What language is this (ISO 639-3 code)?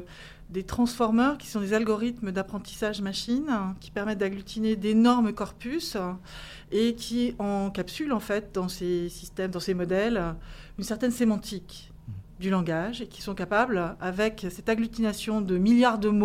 fra